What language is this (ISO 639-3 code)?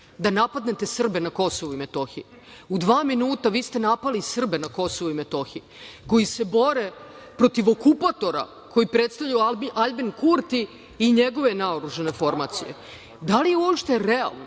srp